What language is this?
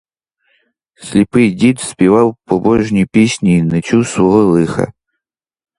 Ukrainian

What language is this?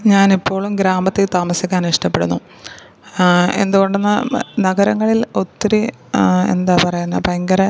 Malayalam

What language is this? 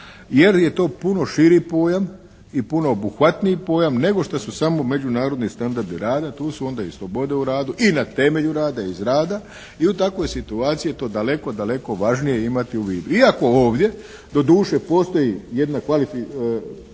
Croatian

